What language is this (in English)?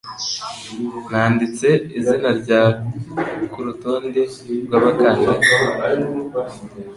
Kinyarwanda